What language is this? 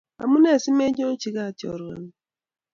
Kalenjin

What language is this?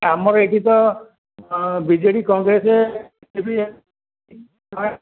Odia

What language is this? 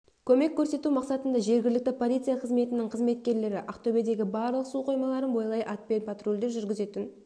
Kazakh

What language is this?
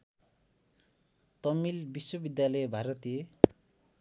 Nepali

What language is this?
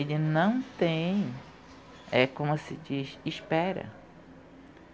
Portuguese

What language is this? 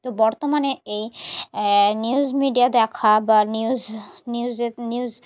Bangla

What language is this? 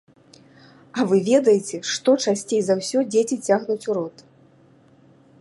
Belarusian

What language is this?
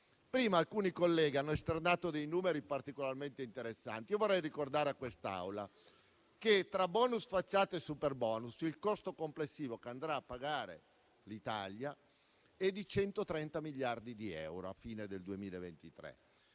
Italian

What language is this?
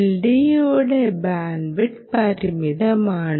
Malayalam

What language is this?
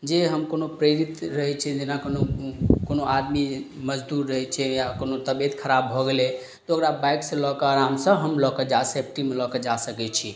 Maithili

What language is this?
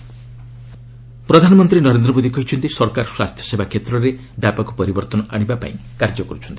Odia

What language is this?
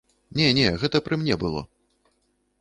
Belarusian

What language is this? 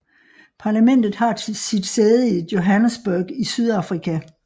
Danish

